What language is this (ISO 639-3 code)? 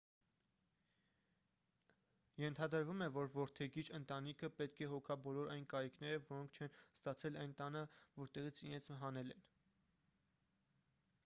hye